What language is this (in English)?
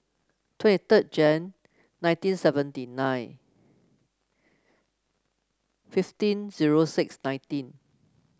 English